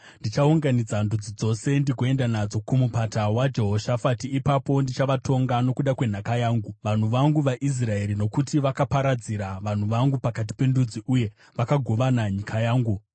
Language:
Shona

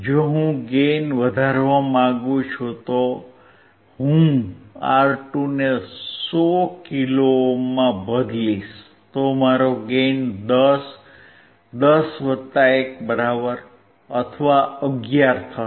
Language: Gujarati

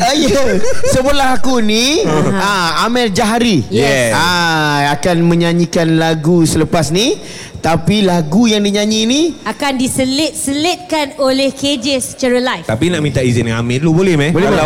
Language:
Malay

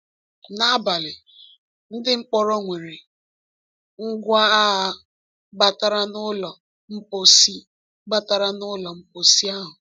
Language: Igbo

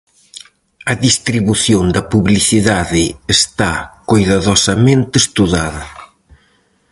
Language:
Galician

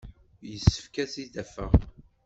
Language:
Kabyle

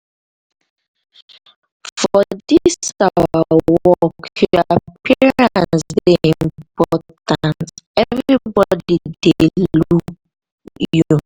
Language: Nigerian Pidgin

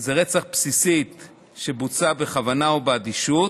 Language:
Hebrew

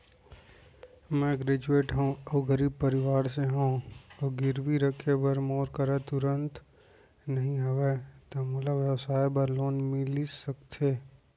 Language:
Chhattisgarhi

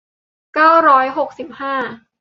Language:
Thai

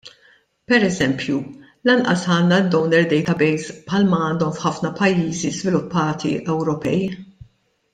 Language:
Maltese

